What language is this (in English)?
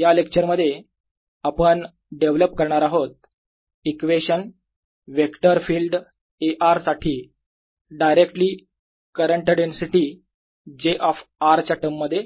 Marathi